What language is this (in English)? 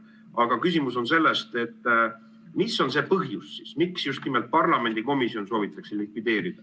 Estonian